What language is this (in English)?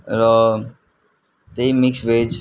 Nepali